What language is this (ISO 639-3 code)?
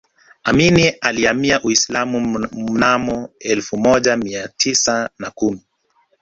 swa